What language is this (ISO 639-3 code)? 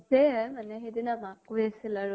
asm